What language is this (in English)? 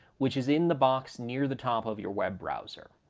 English